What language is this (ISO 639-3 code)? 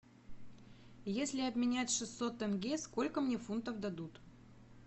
rus